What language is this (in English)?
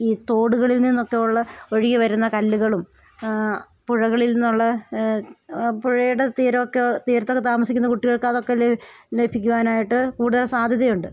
Malayalam